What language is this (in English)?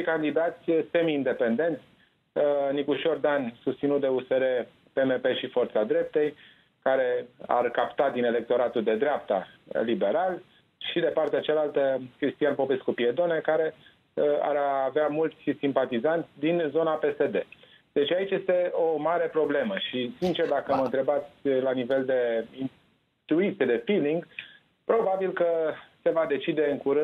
Romanian